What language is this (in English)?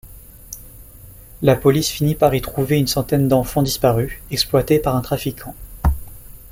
French